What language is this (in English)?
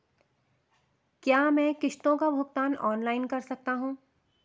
Hindi